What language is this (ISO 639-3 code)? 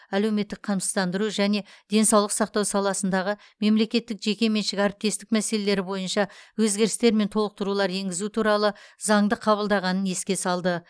kaz